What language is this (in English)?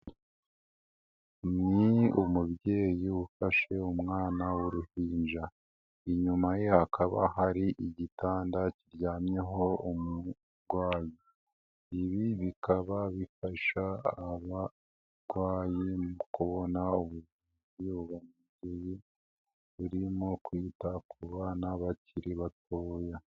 Kinyarwanda